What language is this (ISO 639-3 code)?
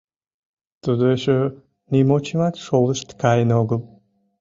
chm